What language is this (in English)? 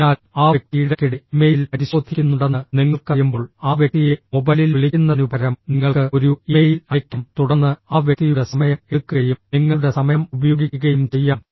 Malayalam